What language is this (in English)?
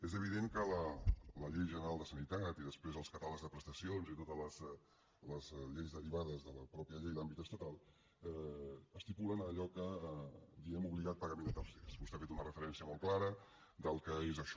Catalan